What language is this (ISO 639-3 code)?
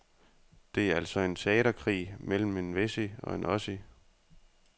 dan